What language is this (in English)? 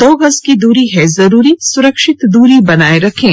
Hindi